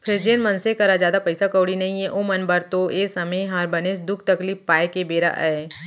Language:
Chhattisgarhi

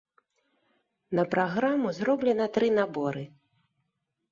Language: Belarusian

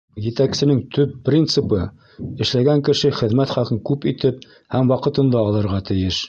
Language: Bashkir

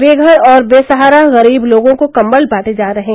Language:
Hindi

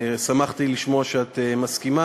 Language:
Hebrew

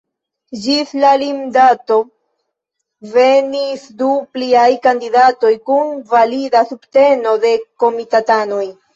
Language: Esperanto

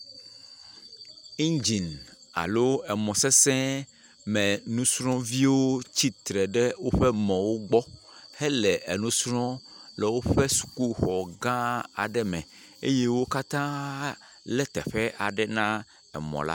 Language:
Ewe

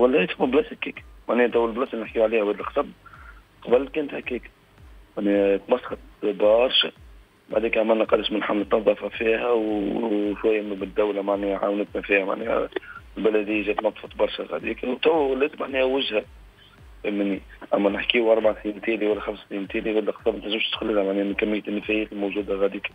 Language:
Arabic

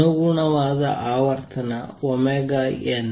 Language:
Kannada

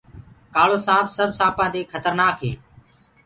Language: Gurgula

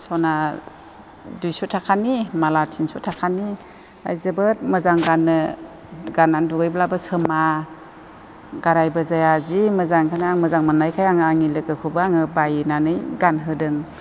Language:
Bodo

